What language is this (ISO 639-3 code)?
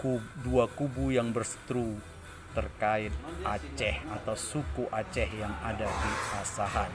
ind